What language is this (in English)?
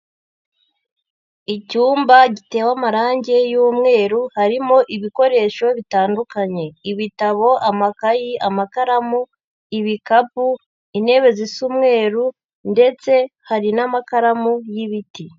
Kinyarwanda